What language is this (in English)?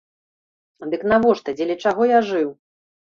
Belarusian